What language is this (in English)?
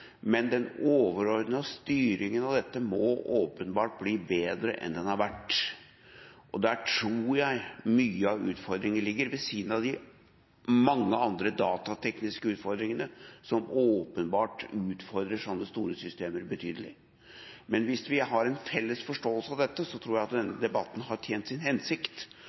Norwegian Bokmål